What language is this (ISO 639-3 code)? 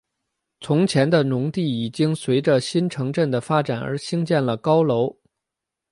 zho